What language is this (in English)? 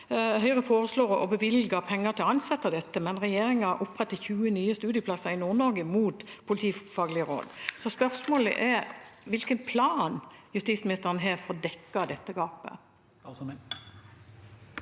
Norwegian